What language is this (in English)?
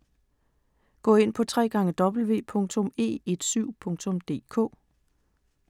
Danish